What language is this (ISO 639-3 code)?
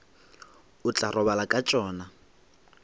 nso